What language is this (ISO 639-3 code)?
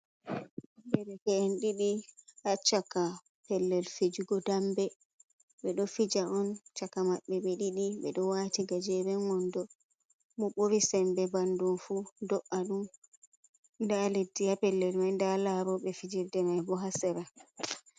ful